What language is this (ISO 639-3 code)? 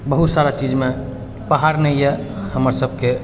mai